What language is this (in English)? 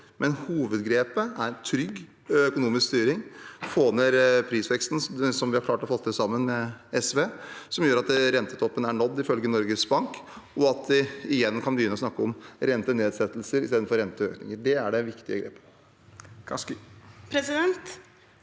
Norwegian